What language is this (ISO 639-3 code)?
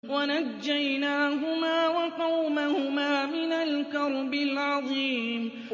ara